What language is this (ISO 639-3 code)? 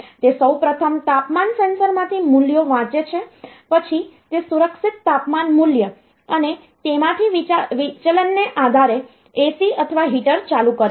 guj